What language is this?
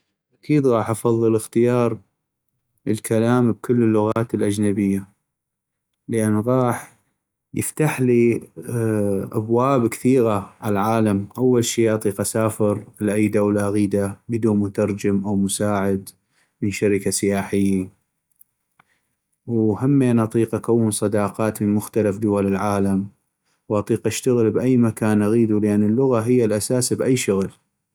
North Mesopotamian Arabic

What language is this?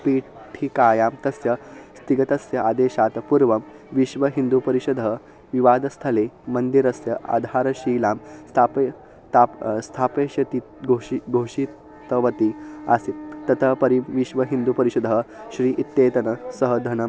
Sanskrit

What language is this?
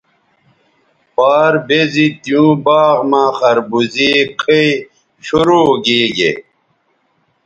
Bateri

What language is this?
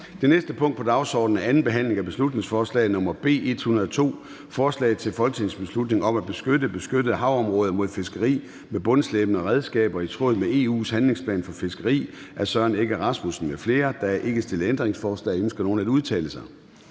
Danish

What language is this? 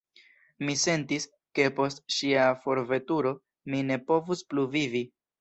Esperanto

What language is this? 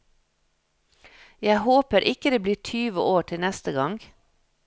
Norwegian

